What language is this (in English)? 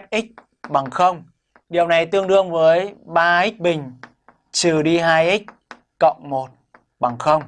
Vietnamese